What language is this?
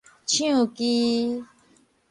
Min Nan Chinese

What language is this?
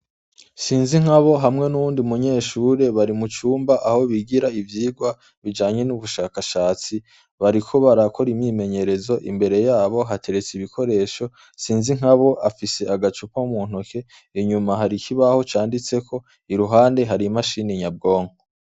Rundi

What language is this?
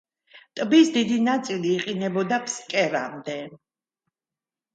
Georgian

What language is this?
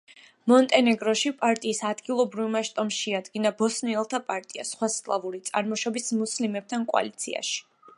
Georgian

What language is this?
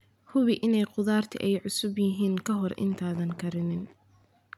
Somali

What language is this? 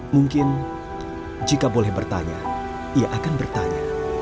Indonesian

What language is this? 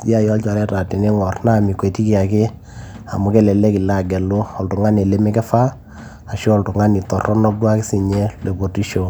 Masai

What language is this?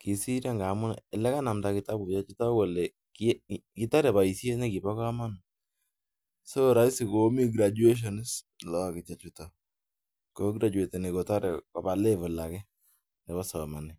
Kalenjin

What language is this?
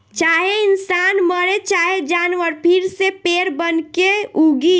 Bhojpuri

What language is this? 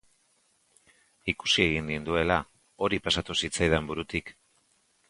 Basque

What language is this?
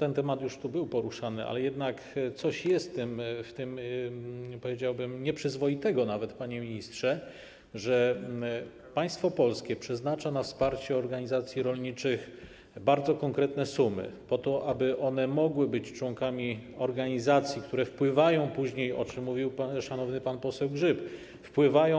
Polish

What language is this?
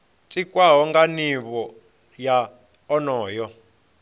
Venda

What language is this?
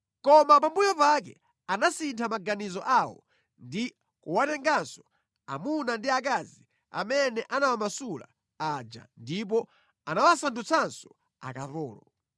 Nyanja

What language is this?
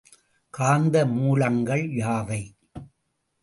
Tamil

